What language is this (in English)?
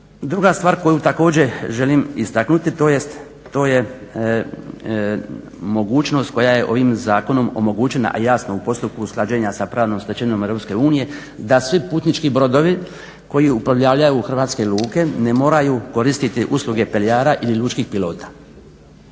Croatian